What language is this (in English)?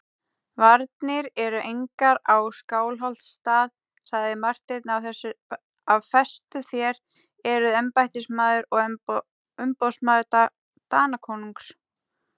Icelandic